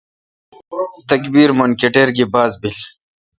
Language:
Kalkoti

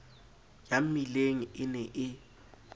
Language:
Southern Sotho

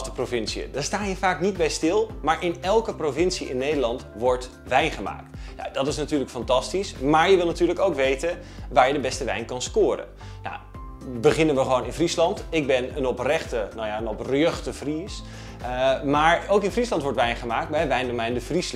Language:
Dutch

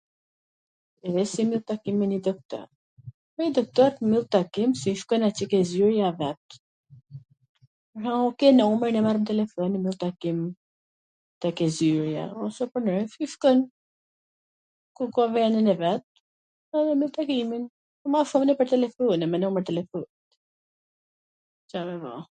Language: Gheg Albanian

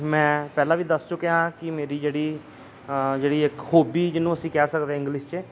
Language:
Punjabi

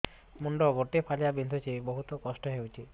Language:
Odia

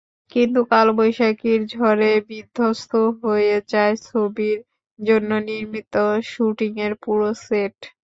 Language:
Bangla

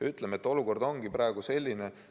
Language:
Estonian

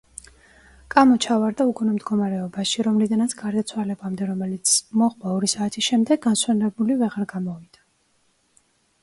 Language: Georgian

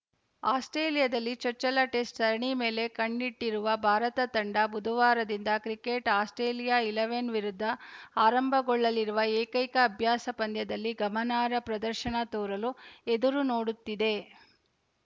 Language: Kannada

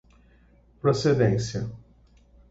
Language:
Portuguese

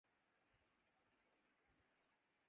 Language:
Urdu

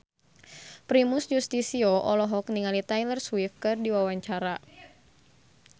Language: Sundanese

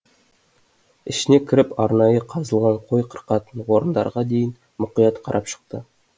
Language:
Kazakh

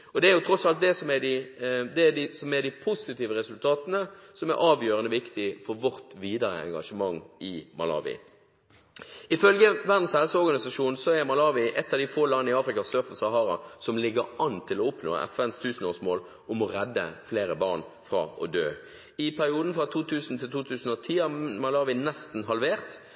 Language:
Norwegian Bokmål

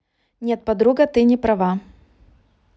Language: Russian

